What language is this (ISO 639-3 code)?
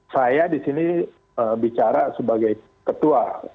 ind